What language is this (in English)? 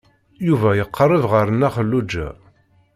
Kabyle